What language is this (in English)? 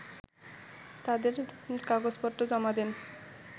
Bangla